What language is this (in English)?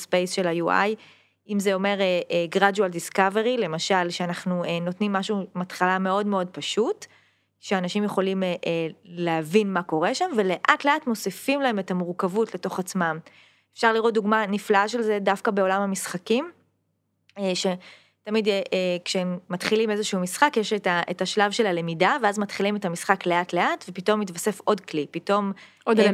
Hebrew